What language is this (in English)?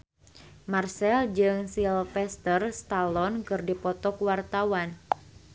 Sundanese